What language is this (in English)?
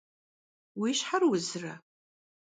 Kabardian